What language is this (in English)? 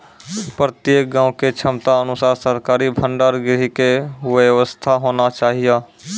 Maithili